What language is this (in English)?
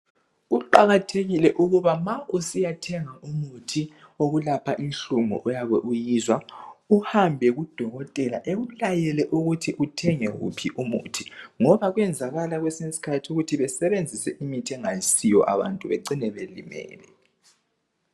North Ndebele